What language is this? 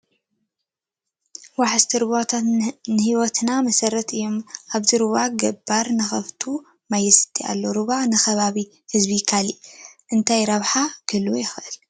Tigrinya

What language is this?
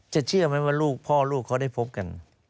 Thai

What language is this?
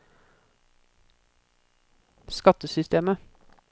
Norwegian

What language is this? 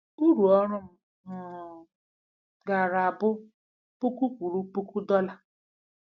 Igbo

